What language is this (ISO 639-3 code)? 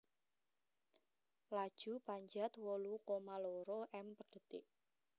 jav